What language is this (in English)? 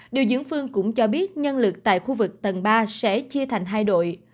Vietnamese